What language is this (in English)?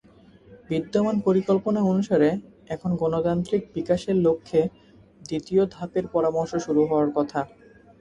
Bangla